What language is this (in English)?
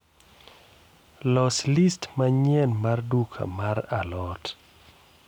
Luo (Kenya and Tanzania)